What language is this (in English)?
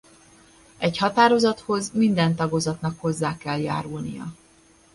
Hungarian